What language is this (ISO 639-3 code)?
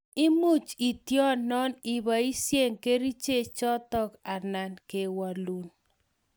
kln